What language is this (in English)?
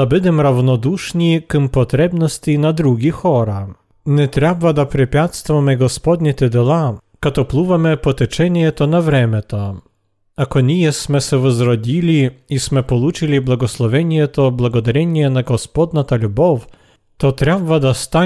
Bulgarian